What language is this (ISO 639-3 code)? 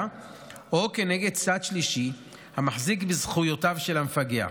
heb